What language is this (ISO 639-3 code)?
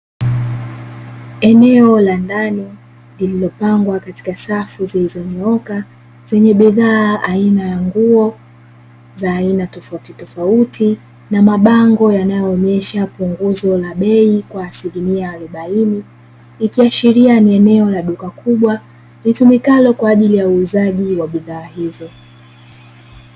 swa